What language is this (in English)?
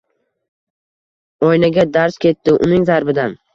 Uzbek